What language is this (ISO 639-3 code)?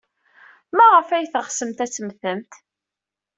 kab